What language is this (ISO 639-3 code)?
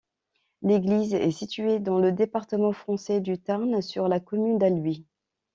fra